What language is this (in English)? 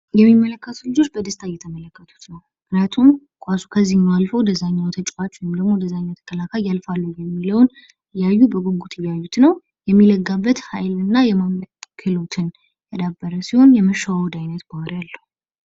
Amharic